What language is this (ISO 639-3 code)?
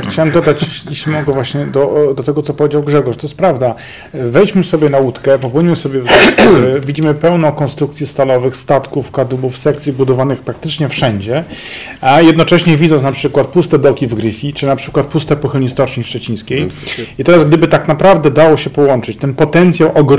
pol